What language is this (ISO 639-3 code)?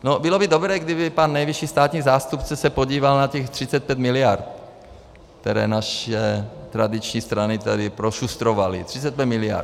ces